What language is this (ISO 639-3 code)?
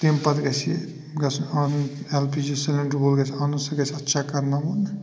kas